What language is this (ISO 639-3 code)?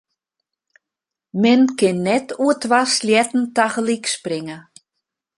fry